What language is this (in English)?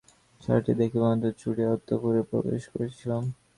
Bangla